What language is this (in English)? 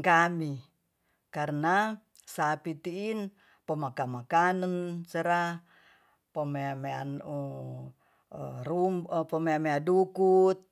Tonsea